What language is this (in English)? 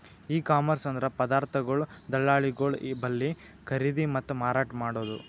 Kannada